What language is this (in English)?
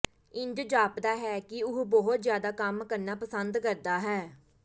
Punjabi